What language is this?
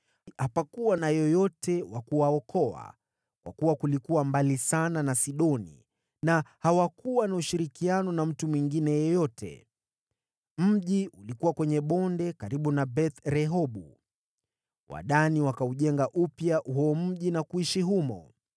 Swahili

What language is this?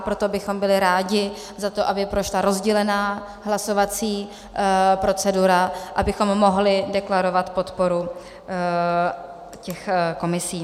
Czech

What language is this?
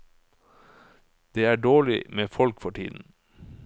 Norwegian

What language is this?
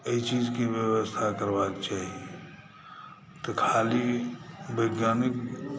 Maithili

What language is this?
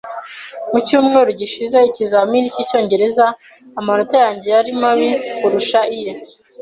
Kinyarwanda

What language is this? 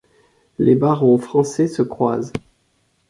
French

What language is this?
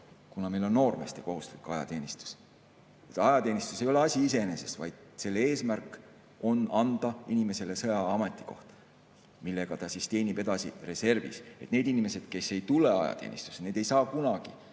Estonian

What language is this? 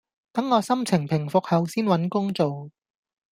Cantonese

